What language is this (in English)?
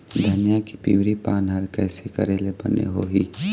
Chhattisgarhi